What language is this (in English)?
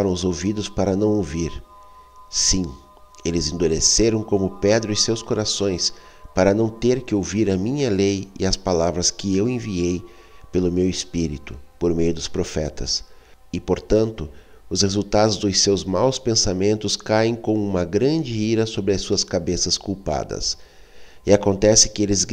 Portuguese